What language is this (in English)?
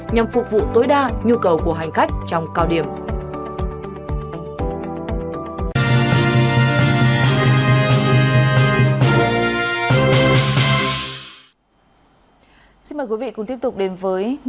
Vietnamese